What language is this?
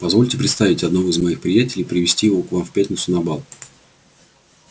Russian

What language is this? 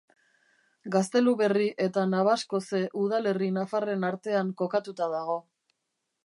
Basque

